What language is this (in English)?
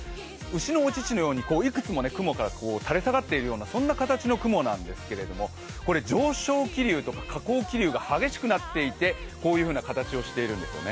Japanese